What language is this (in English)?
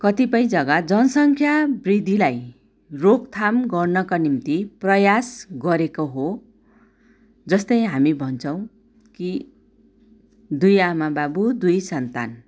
Nepali